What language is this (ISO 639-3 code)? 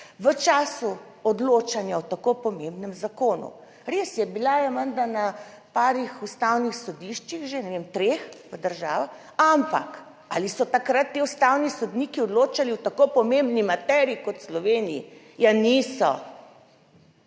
slv